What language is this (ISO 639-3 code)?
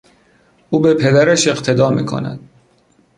fas